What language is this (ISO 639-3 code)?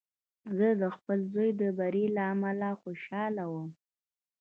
pus